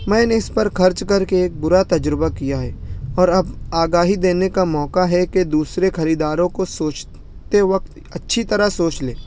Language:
Urdu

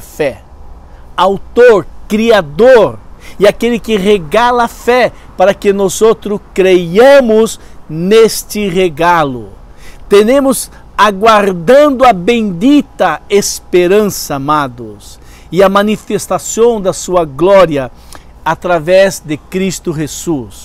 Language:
Portuguese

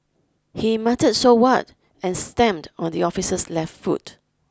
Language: English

